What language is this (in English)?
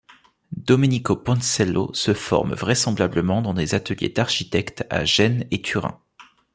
French